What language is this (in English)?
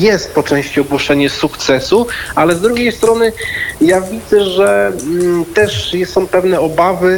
Polish